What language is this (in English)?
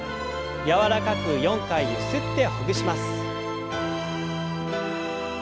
Japanese